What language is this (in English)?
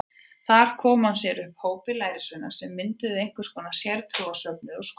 Icelandic